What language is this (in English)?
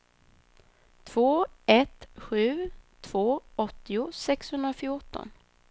Swedish